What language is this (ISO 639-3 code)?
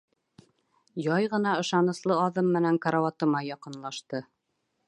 bak